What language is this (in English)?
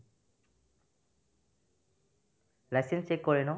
Assamese